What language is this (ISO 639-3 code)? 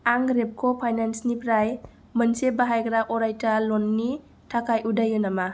brx